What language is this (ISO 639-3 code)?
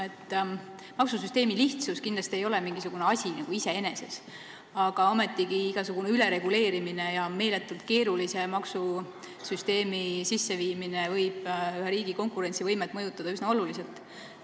est